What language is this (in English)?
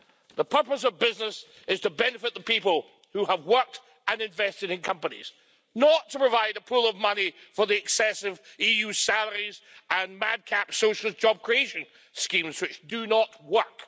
English